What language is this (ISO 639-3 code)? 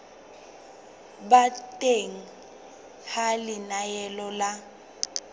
sot